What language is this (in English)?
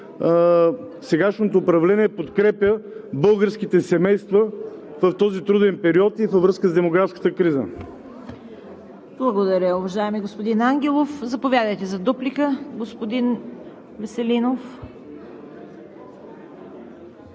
Bulgarian